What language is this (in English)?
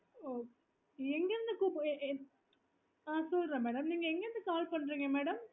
Tamil